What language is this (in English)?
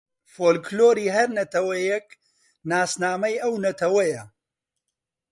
Central Kurdish